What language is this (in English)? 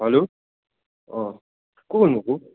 Nepali